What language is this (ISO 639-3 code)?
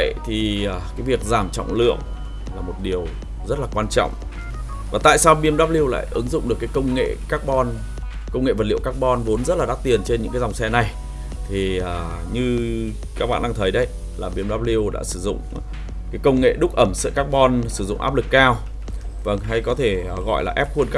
vie